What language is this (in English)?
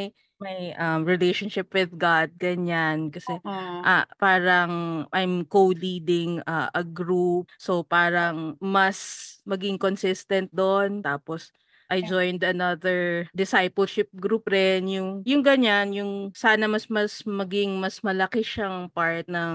Filipino